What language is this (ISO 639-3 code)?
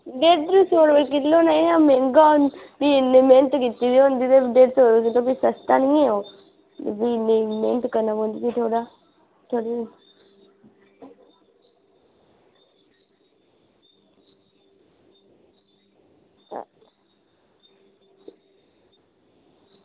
doi